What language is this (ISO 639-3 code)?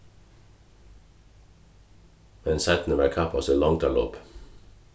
fao